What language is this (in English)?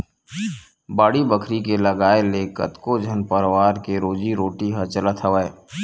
Chhattisgarhi